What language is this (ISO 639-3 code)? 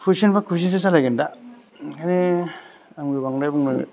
brx